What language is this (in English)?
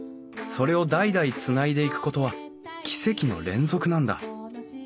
Japanese